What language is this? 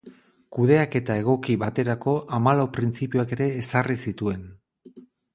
Basque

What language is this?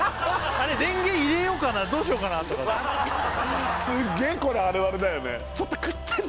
Japanese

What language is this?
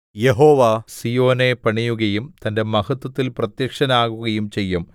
Malayalam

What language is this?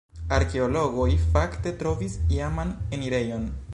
Esperanto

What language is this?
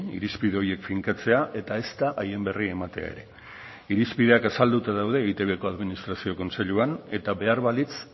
Basque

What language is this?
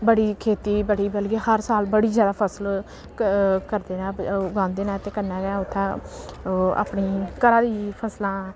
Dogri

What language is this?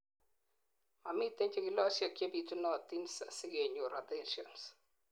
Kalenjin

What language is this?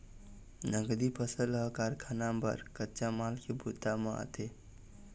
Chhattisgarhi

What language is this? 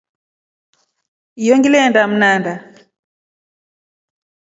Rombo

